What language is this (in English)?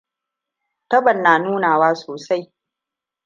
Hausa